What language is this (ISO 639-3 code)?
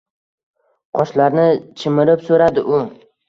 uzb